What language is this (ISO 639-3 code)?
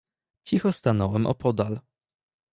pol